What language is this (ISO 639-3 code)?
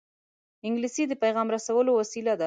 pus